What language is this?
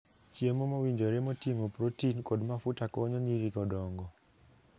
Luo (Kenya and Tanzania)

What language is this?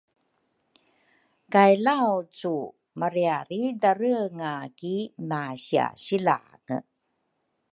Rukai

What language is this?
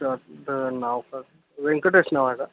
Marathi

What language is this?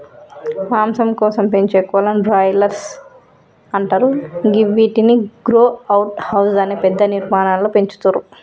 Telugu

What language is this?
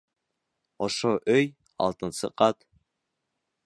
Bashkir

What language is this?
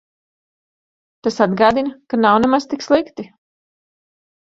Latvian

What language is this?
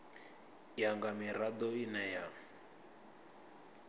Venda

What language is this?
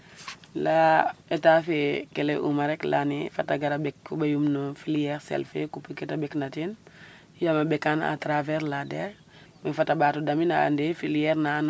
Serer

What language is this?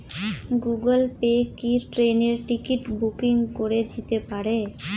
Bangla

